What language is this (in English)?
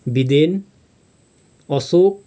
Nepali